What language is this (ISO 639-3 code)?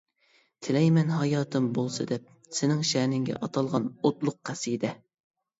uig